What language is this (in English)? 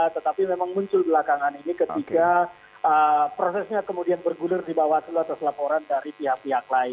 Indonesian